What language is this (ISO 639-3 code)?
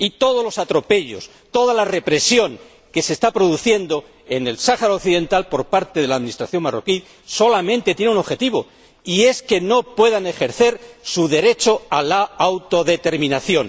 spa